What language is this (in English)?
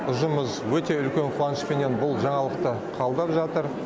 Kazakh